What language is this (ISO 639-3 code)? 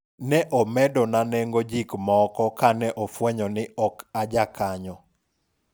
luo